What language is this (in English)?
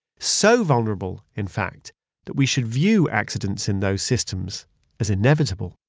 English